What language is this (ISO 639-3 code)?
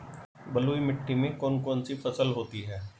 hin